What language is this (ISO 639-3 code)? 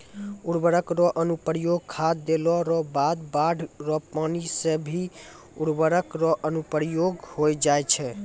mai